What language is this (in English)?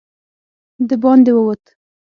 Pashto